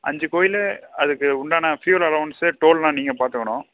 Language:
Tamil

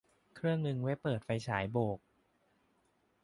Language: Thai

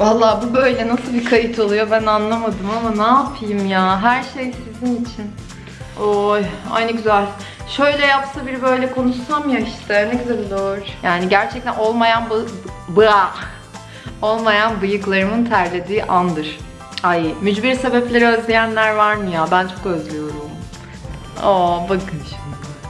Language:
Turkish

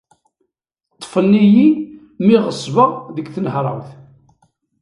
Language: Kabyle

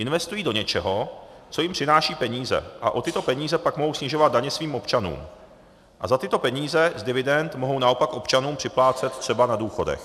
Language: Czech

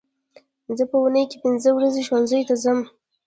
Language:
Pashto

